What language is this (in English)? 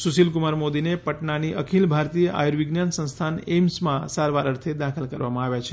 Gujarati